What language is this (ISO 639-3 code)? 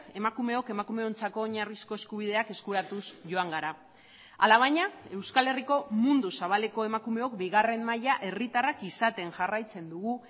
eus